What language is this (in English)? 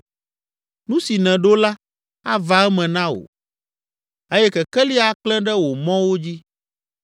Ewe